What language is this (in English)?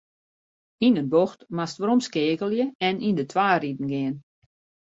Western Frisian